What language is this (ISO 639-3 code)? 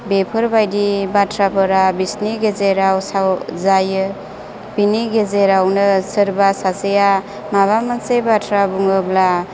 brx